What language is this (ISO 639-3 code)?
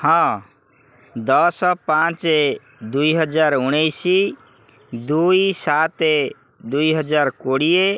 ori